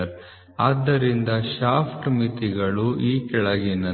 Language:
Kannada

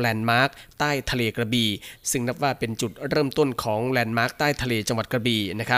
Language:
Thai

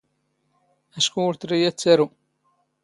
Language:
Standard Moroccan Tamazight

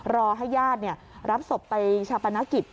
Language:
Thai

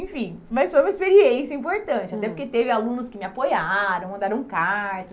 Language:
Portuguese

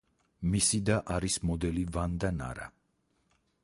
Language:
Georgian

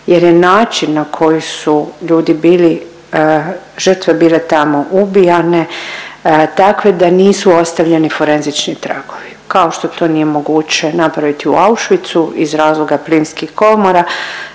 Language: Croatian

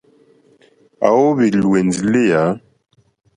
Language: Mokpwe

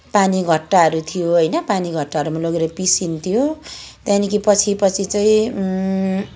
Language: Nepali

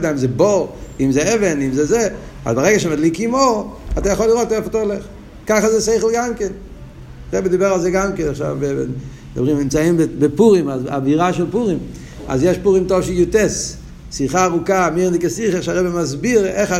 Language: Hebrew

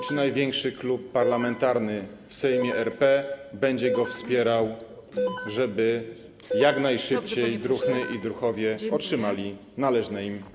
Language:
Polish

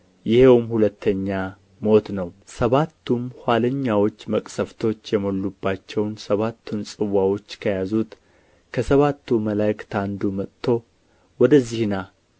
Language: Amharic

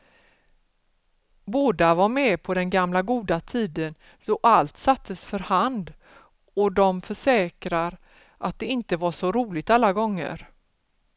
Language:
Swedish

